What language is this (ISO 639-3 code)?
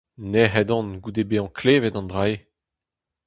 bre